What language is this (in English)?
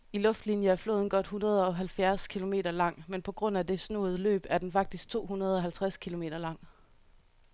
Danish